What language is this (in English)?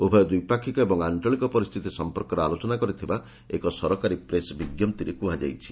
Odia